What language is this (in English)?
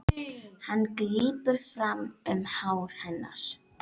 Icelandic